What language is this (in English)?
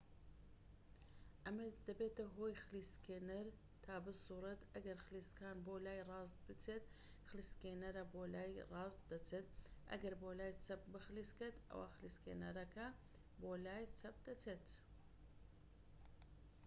Central Kurdish